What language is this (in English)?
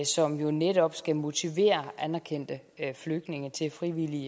Danish